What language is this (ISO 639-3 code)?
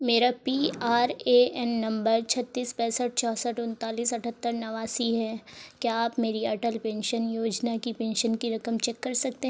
urd